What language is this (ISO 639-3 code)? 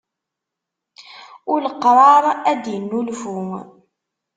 kab